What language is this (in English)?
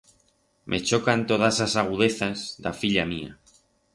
Aragonese